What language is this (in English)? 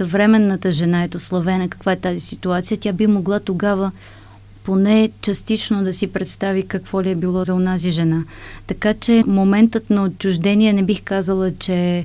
Bulgarian